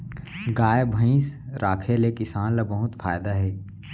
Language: Chhattisgarhi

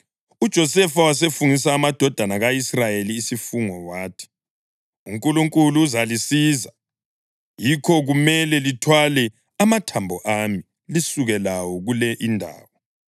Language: North Ndebele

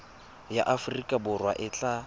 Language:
Tswana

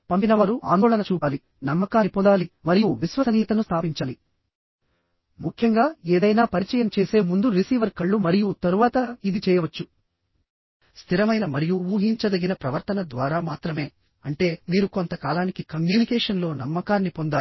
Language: Telugu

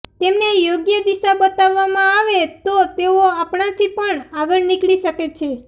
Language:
Gujarati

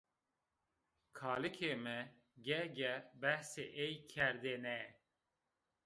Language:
Zaza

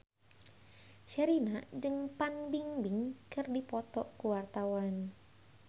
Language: Sundanese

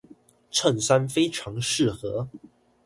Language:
Chinese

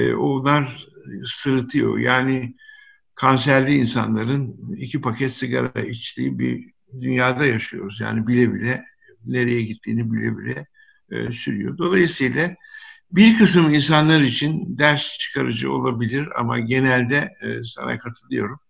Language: Turkish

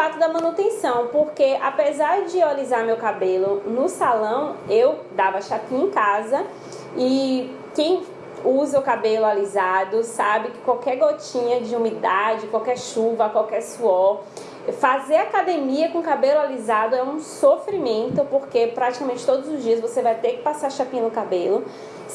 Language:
Portuguese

